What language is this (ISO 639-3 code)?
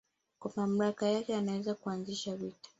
swa